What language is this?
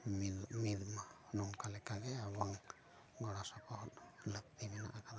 Santali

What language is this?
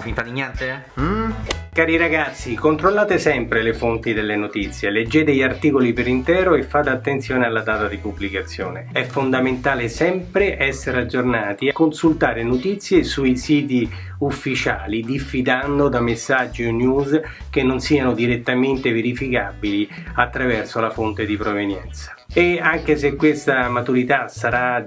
Italian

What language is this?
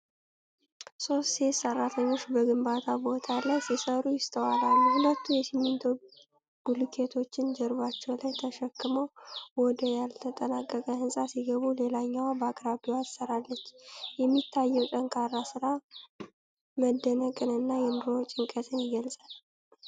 Amharic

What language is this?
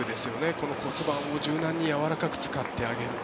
Japanese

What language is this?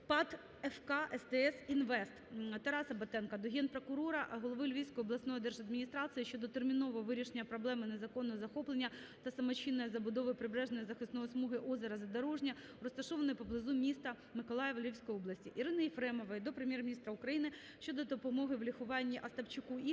Ukrainian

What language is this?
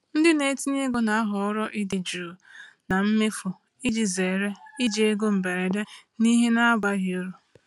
Igbo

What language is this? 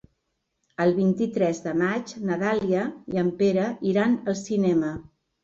Catalan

